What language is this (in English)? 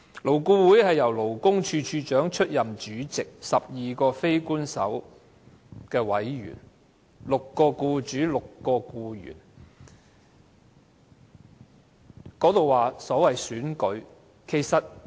Cantonese